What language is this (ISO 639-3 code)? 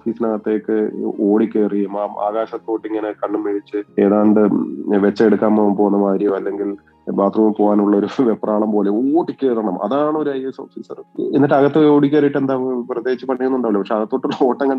mal